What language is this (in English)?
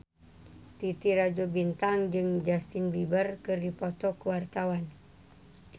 Sundanese